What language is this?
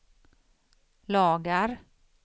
Swedish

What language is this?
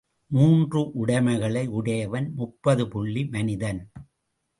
Tamil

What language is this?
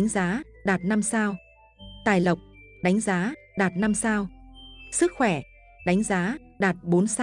Vietnamese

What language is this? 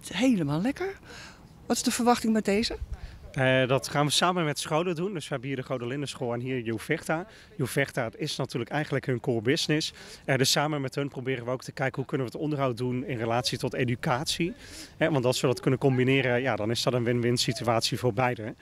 Dutch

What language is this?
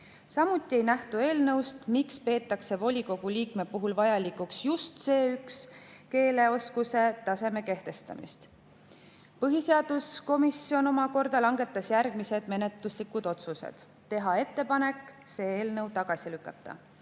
Estonian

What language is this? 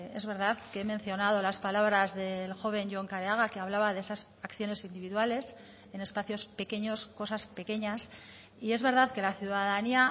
Spanish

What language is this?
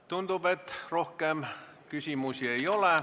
Estonian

